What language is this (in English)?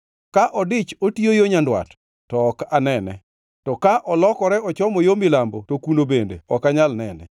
Luo (Kenya and Tanzania)